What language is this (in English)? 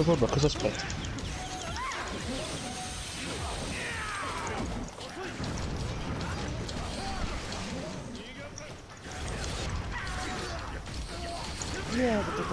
Italian